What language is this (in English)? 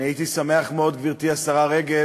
Hebrew